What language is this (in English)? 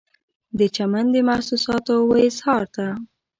Pashto